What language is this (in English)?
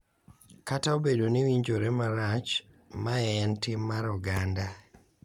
Luo (Kenya and Tanzania)